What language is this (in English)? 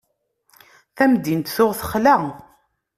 Kabyle